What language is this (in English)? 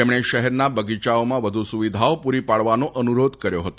Gujarati